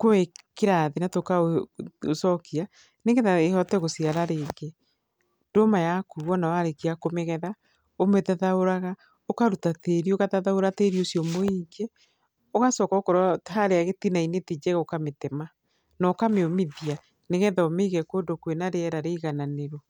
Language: Kikuyu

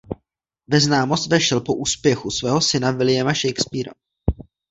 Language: Czech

